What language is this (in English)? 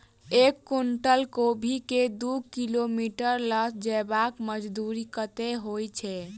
Maithili